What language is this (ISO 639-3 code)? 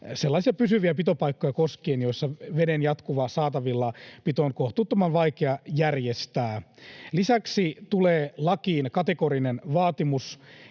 fin